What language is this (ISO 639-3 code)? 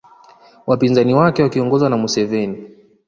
swa